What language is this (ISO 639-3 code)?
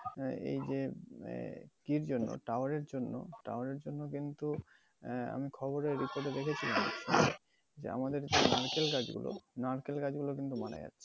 ben